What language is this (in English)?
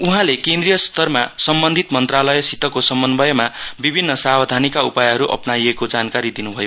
Nepali